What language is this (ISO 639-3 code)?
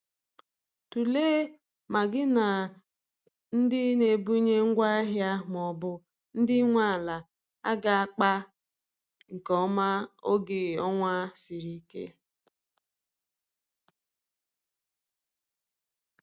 ibo